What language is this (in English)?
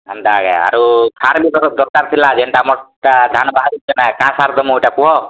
Odia